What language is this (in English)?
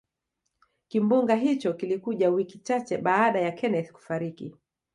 Swahili